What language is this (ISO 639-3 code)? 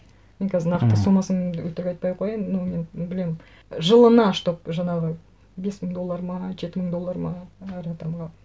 kaz